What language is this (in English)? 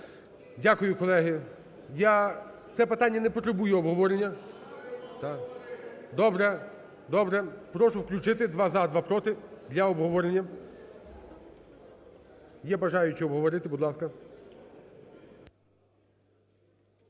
Ukrainian